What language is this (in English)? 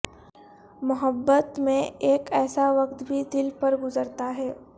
Urdu